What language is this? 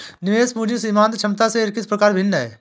Hindi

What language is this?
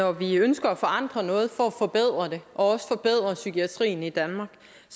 Danish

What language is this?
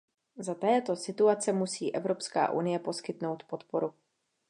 Czech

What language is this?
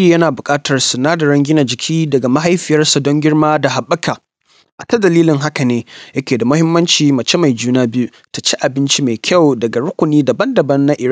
Hausa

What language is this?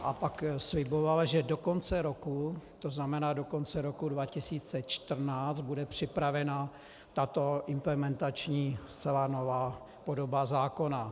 Czech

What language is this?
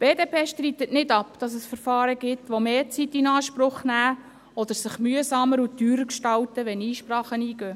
Swiss German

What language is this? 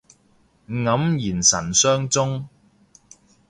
Cantonese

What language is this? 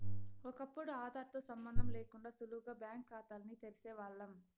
Telugu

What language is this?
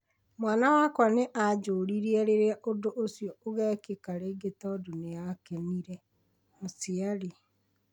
Kikuyu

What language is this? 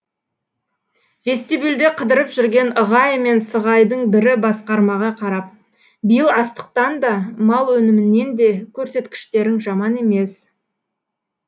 Kazakh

